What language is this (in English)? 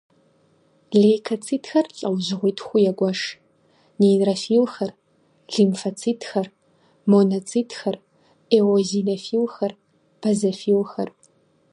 Kabardian